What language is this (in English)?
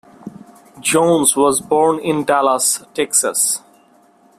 English